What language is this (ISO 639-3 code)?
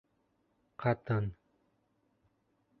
bak